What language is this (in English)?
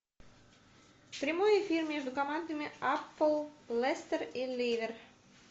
Russian